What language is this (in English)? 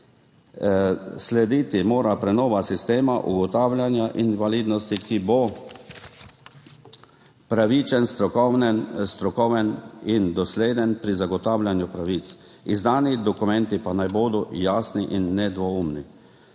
Slovenian